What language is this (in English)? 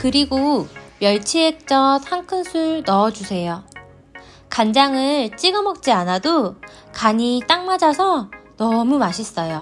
Korean